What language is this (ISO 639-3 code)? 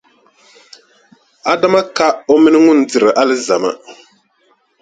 dag